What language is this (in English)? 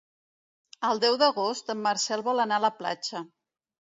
Catalan